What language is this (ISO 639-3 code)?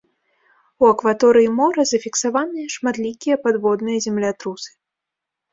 bel